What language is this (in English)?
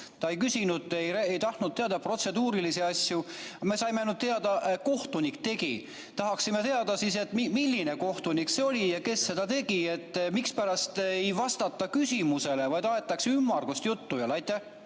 Estonian